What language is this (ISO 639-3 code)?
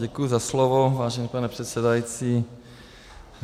ces